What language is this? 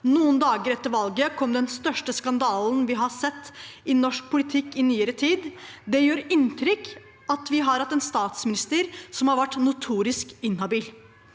Norwegian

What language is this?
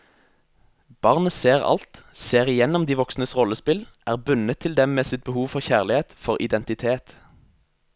Norwegian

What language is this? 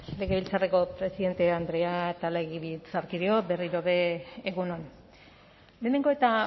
Basque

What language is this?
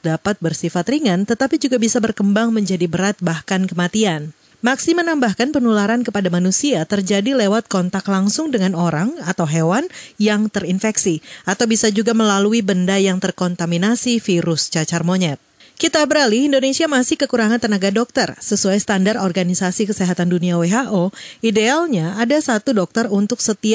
Indonesian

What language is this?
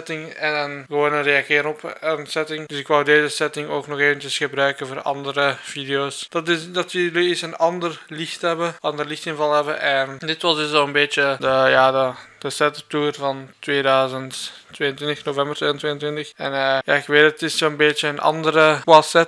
Dutch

